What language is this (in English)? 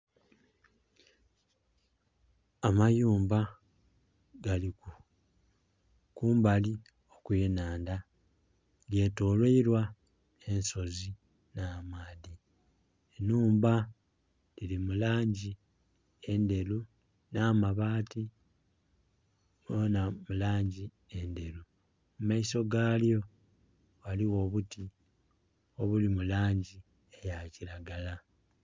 Soga